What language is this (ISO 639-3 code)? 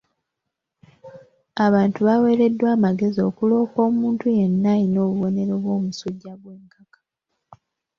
lug